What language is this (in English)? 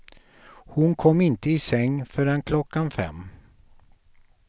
Swedish